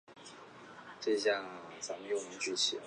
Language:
Chinese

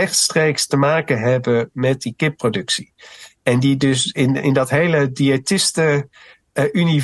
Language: Dutch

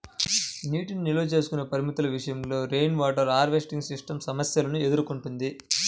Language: Telugu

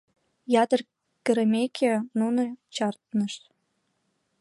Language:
Mari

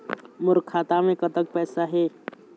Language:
Chhattisgarhi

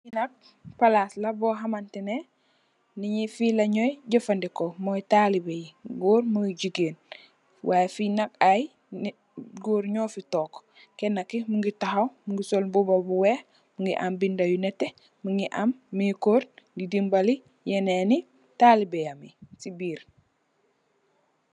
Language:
Wolof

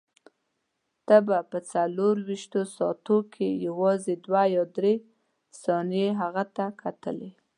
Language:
Pashto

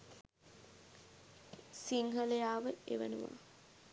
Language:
Sinhala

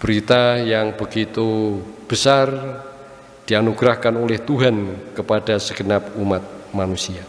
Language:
Indonesian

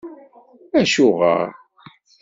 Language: Kabyle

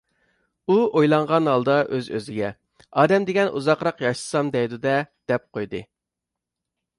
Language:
Uyghur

